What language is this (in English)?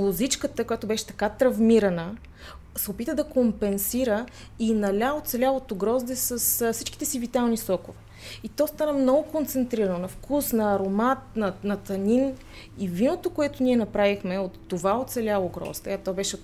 Bulgarian